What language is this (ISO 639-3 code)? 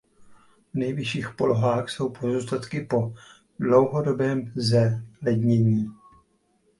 ces